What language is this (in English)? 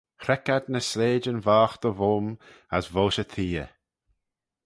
Manx